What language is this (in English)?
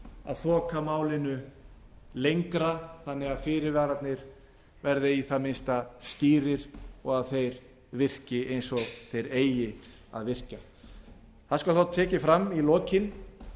Icelandic